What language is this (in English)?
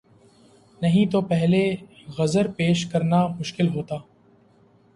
Urdu